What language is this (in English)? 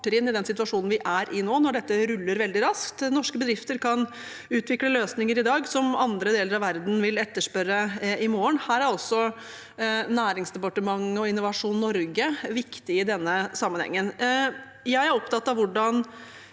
Norwegian